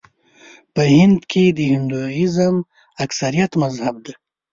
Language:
Pashto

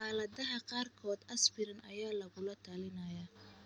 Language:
Somali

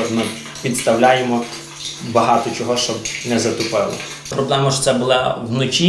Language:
Ukrainian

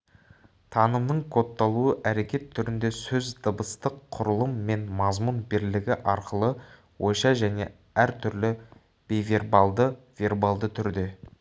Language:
Kazakh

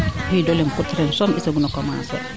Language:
Serer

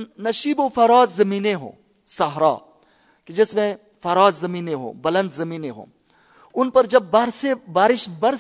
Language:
Urdu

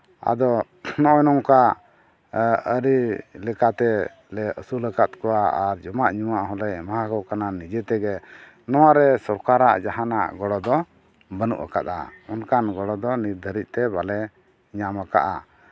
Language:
Santali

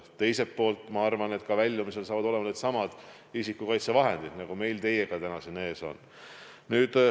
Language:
Estonian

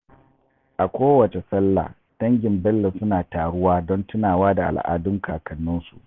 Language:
Hausa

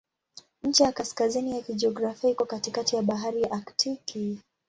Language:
Swahili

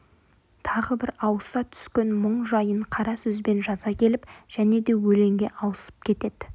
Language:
Kazakh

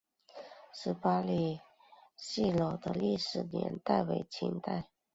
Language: Chinese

